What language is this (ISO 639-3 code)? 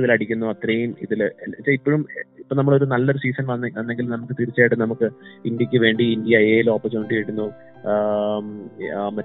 mal